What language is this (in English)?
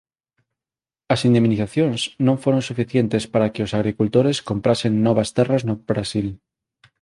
Galician